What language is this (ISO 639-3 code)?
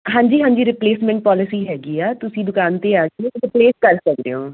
pan